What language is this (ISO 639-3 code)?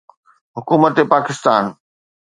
snd